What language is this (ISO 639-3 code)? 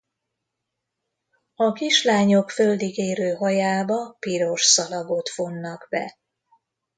hun